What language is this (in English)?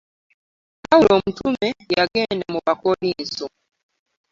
Ganda